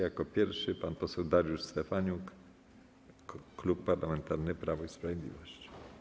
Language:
Polish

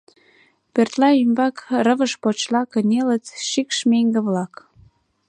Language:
Mari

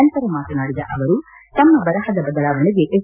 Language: Kannada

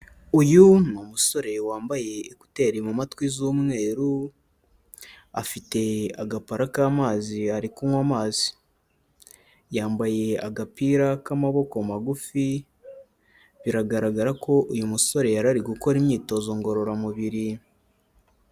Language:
Kinyarwanda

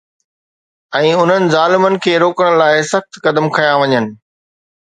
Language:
Sindhi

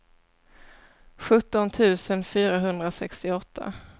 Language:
Swedish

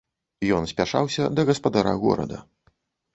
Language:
Belarusian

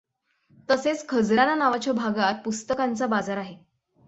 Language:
Marathi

